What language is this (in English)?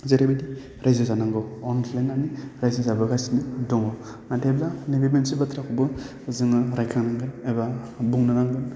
Bodo